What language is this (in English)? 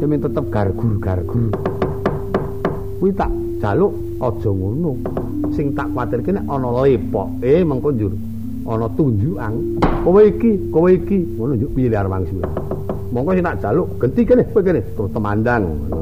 Indonesian